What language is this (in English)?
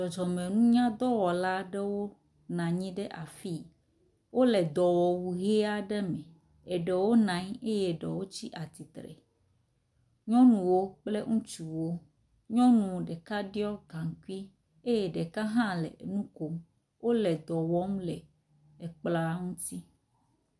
Ewe